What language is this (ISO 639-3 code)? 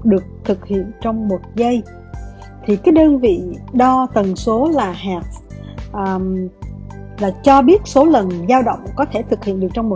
vie